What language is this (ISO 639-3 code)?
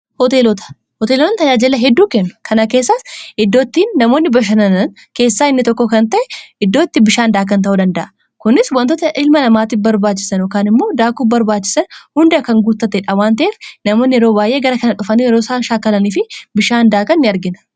orm